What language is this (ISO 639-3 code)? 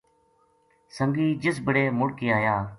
gju